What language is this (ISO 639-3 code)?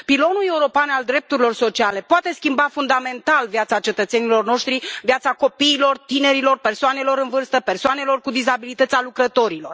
ron